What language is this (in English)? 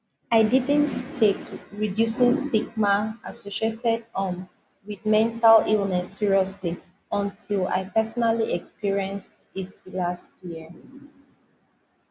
Nigerian Pidgin